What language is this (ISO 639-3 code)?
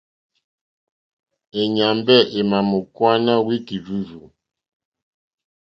bri